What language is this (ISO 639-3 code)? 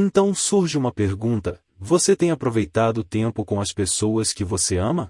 por